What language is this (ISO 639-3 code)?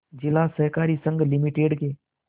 hin